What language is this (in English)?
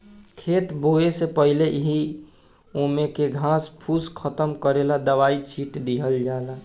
Bhojpuri